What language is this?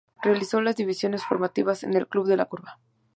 Spanish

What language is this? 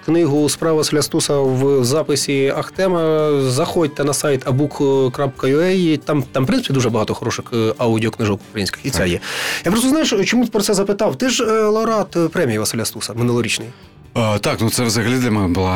Ukrainian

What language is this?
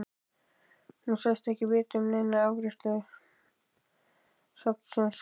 Icelandic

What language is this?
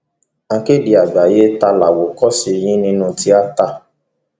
Yoruba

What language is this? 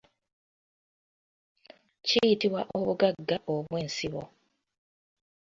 Ganda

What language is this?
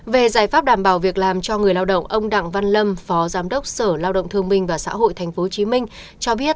Vietnamese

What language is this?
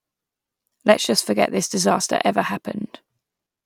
English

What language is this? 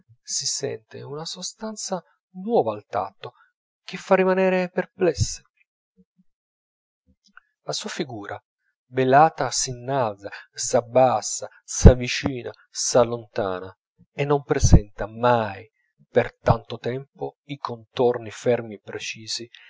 Italian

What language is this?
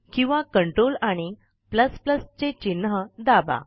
Marathi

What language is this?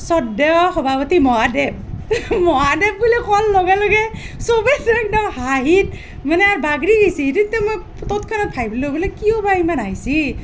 Assamese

